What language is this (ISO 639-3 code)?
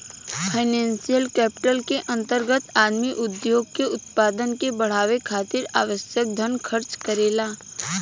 bho